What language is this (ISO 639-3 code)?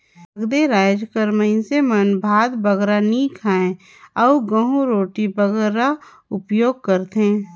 hne